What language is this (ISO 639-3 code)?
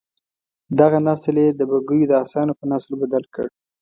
pus